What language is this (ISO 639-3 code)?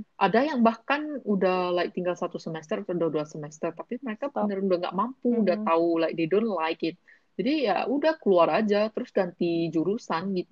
ind